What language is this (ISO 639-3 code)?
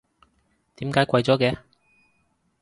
yue